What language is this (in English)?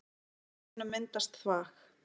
Icelandic